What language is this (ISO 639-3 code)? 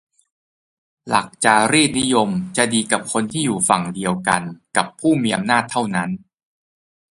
tha